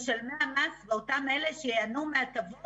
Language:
Hebrew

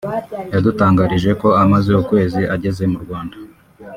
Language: Kinyarwanda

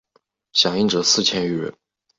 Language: Chinese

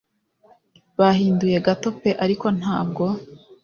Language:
Kinyarwanda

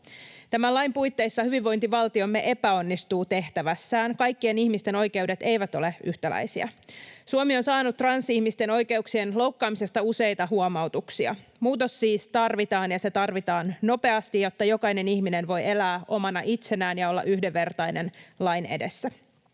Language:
Finnish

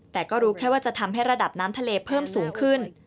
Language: Thai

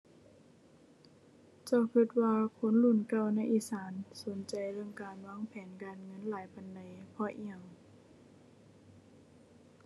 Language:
Thai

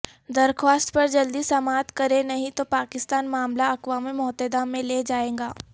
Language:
Urdu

